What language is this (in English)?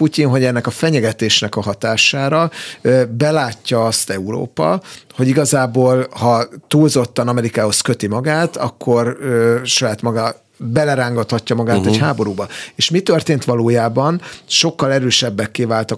Hungarian